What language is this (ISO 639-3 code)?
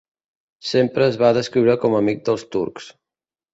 cat